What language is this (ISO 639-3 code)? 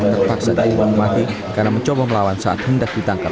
ind